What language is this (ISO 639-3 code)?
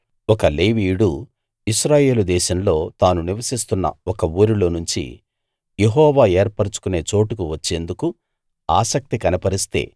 tel